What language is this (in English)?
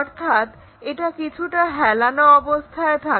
Bangla